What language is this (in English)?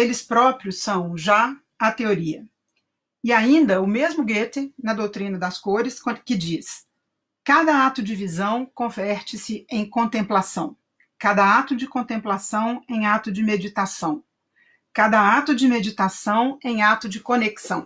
Portuguese